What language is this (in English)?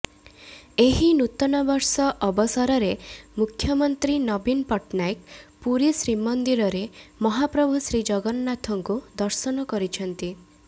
Odia